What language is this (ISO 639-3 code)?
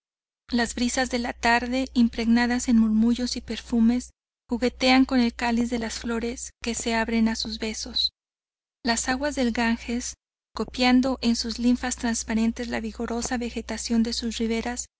spa